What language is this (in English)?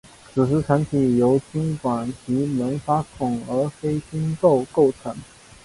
Chinese